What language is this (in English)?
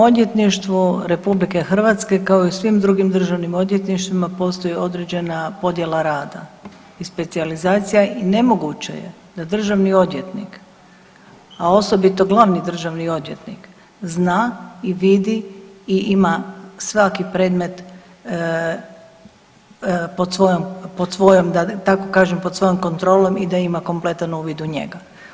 Croatian